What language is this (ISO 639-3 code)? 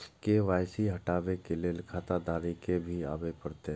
mai